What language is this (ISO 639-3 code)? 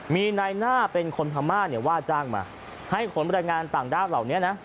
tha